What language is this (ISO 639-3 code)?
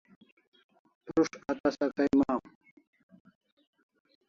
kls